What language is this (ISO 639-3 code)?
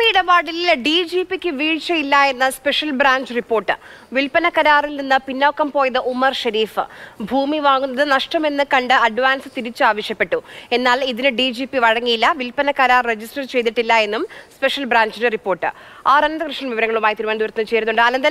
mal